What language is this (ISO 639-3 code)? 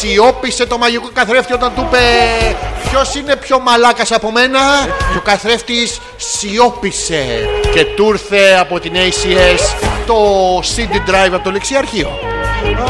ell